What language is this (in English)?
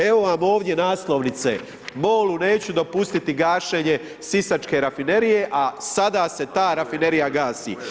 Croatian